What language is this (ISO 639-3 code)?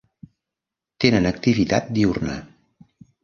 cat